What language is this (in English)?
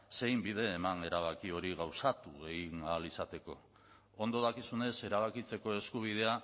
Basque